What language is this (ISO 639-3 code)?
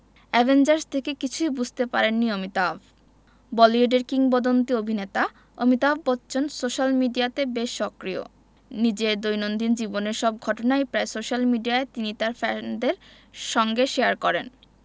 ben